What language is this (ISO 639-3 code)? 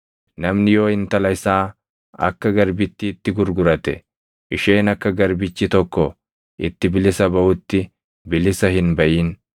orm